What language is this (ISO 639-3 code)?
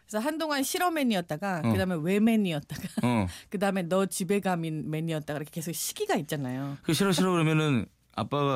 kor